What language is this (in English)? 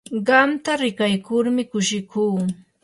Yanahuanca Pasco Quechua